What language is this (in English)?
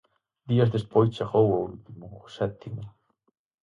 Galician